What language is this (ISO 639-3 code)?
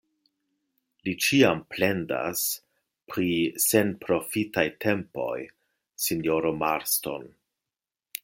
epo